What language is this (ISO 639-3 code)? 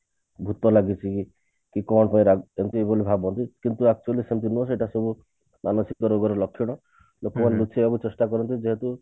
ori